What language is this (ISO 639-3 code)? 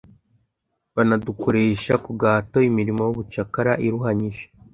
kin